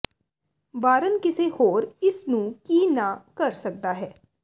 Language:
Punjabi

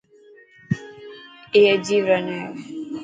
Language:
Dhatki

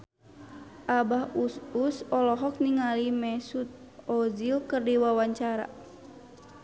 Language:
Sundanese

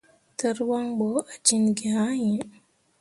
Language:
Mundang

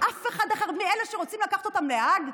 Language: Hebrew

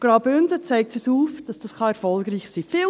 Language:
Swiss German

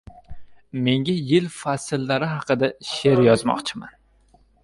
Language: Uzbek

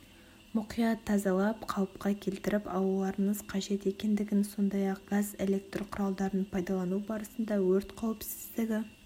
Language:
Kazakh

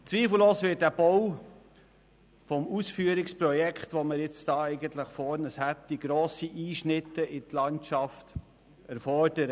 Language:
Swiss German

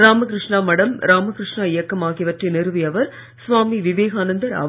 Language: Tamil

